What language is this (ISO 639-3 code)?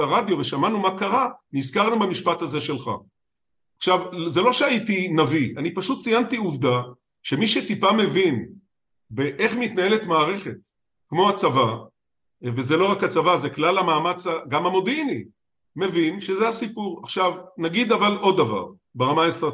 heb